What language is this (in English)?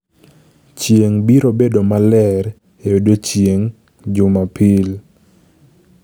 Luo (Kenya and Tanzania)